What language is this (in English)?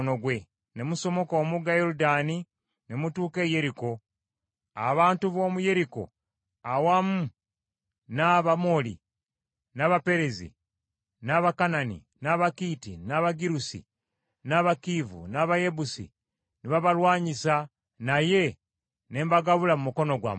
Ganda